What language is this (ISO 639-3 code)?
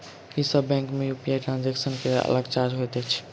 mai